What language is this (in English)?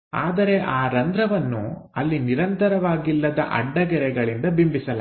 Kannada